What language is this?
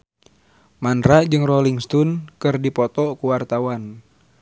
Sundanese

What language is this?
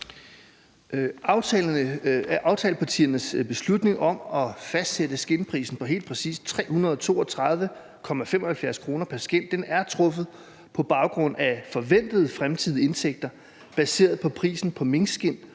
Danish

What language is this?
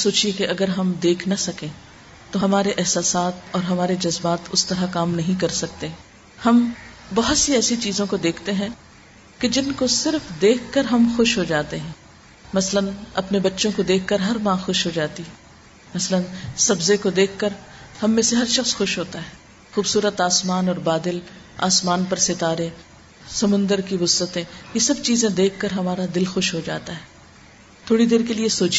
Urdu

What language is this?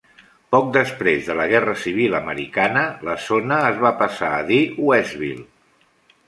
Catalan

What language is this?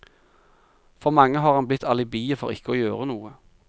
Norwegian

